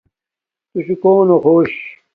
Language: Domaaki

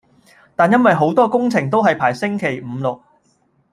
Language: Cantonese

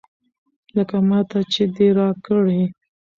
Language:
Pashto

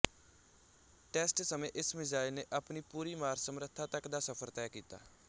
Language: Punjabi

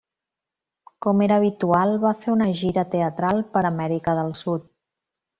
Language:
Catalan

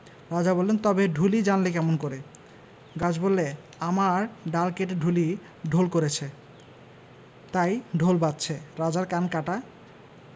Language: Bangla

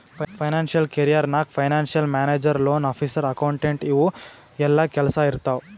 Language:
Kannada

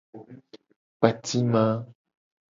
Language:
Gen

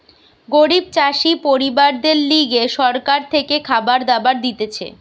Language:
Bangla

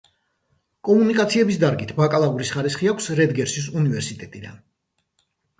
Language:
Georgian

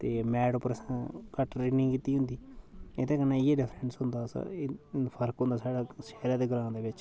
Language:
Dogri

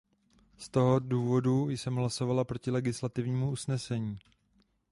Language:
Czech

